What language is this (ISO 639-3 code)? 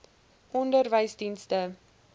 afr